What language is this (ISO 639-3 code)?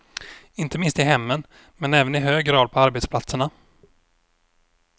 swe